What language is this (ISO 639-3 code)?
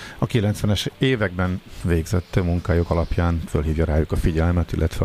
hun